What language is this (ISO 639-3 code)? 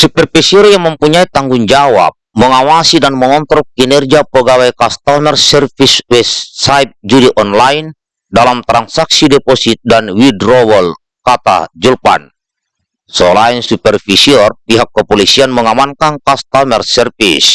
ind